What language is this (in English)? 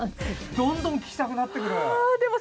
Japanese